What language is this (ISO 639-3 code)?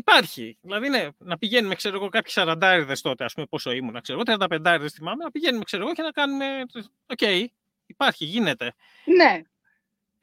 ell